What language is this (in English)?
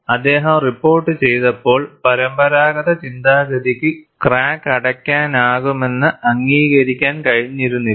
Malayalam